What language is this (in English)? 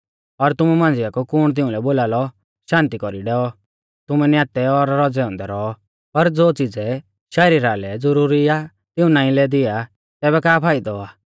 Mahasu Pahari